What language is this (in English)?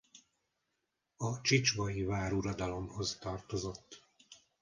Hungarian